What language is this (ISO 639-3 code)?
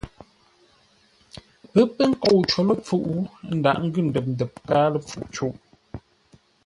nla